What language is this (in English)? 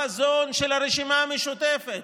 Hebrew